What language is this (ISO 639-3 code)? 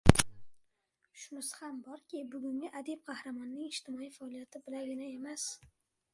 uzb